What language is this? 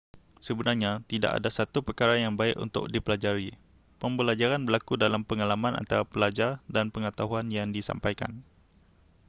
Malay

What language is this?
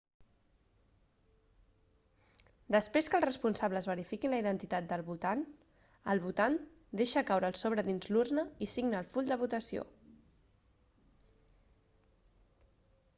Catalan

